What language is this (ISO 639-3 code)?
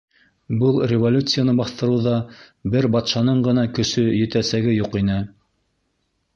bak